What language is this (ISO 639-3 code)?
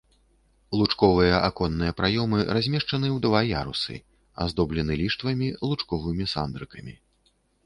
bel